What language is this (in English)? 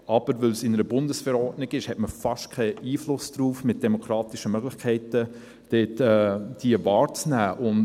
Swiss German